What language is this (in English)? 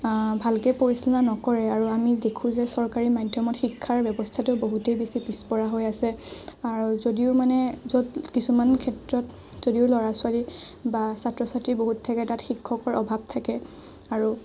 Assamese